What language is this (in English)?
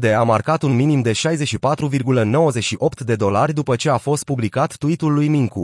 Romanian